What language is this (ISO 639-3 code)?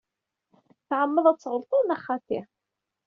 kab